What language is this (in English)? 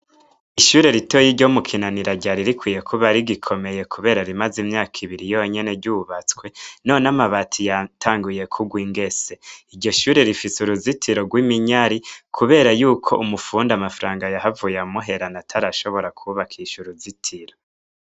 Rundi